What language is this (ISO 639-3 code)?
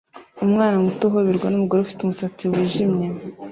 kin